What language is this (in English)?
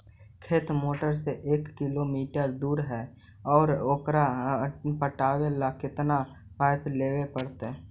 Magahi